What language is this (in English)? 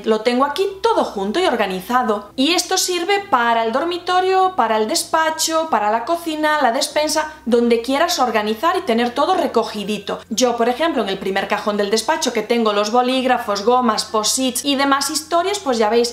Spanish